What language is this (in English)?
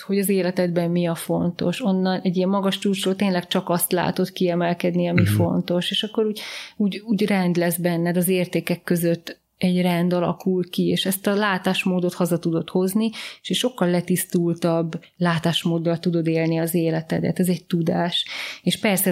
Hungarian